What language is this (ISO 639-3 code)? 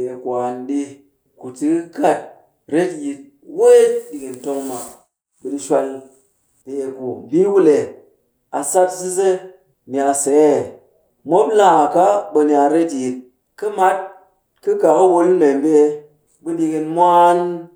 cky